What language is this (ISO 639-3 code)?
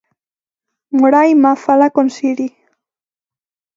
glg